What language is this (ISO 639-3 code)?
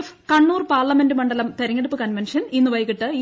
mal